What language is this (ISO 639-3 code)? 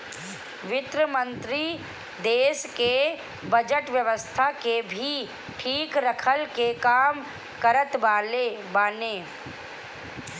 bho